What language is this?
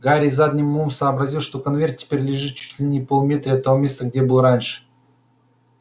Russian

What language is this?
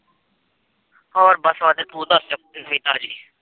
Punjabi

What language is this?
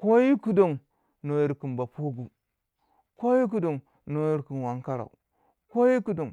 Waja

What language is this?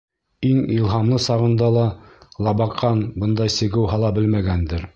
Bashkir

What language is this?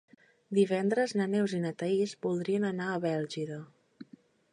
Catalan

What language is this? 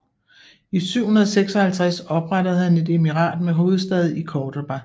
Danish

